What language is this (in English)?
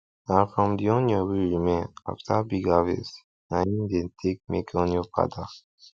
Nigerian Pidgin